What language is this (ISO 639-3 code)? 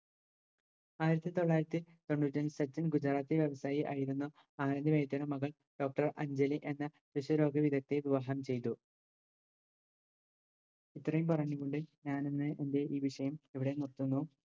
mal